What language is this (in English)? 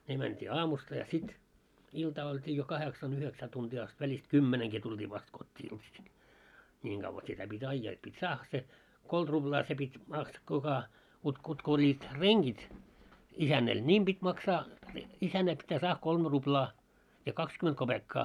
Finnish